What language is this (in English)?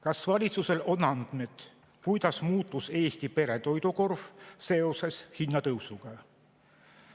Estonian